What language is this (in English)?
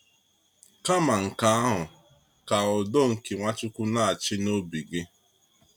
Igbo